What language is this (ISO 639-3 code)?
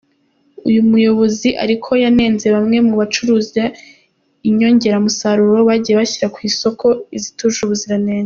kin